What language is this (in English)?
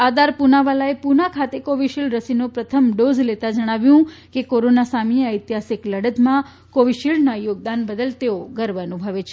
Gujarati